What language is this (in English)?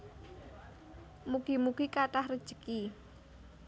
Javanese